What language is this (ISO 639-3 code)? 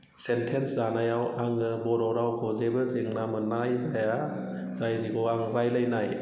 brx